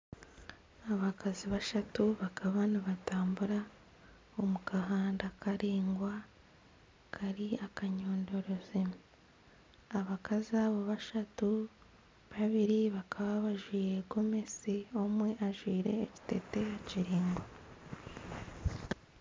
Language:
Nyankole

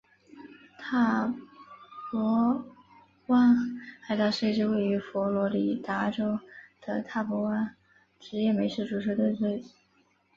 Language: Chinese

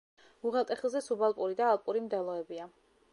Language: Georgian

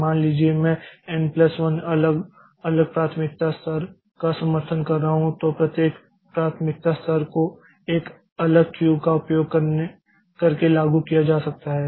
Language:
Hindi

